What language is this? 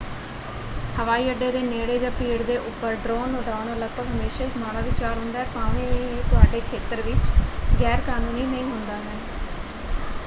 Punjabi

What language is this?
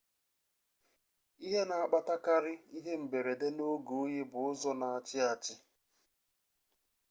Igbo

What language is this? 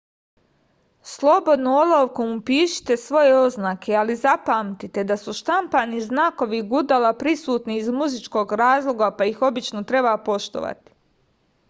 Serbian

